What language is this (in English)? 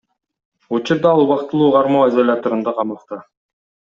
Kyrgyz